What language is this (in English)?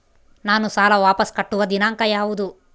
Kannada